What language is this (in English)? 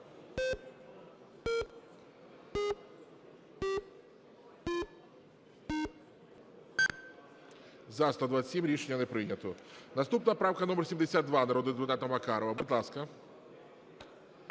Ukrainian